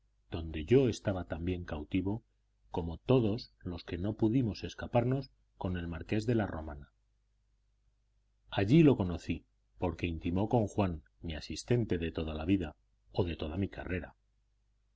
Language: Spanish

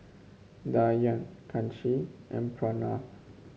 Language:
English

